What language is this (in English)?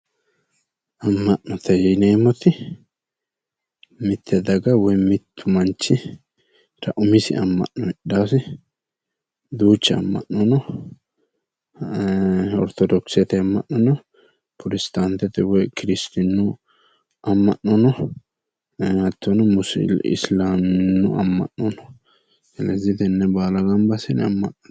Sidamo